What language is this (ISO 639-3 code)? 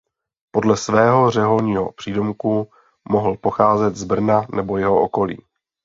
ces